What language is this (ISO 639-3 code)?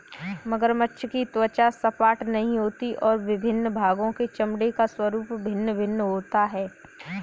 hin